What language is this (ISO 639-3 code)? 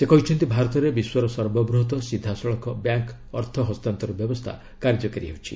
ori